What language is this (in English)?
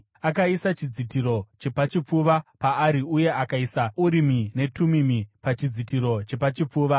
Shona